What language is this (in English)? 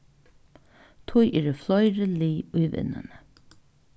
Faroese